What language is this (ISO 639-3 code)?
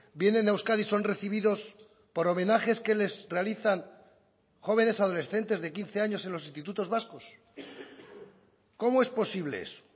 spa